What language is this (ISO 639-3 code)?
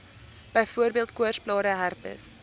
afr